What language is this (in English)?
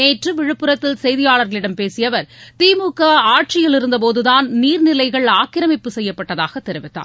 Tamil